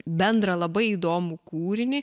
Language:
Lithuanian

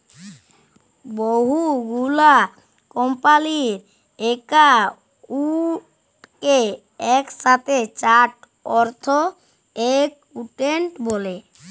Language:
Bangla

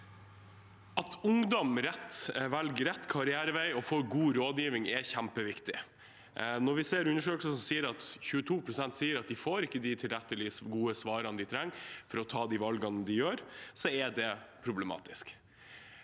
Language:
Norwegian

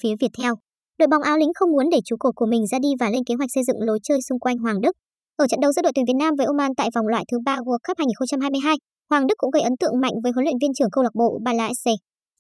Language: Vietnamese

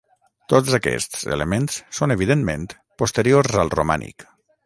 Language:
Catalan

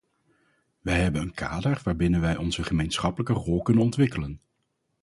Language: Dutch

